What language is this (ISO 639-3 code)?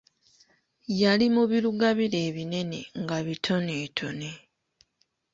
lug